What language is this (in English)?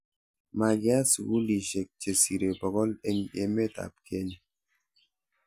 Kalenjin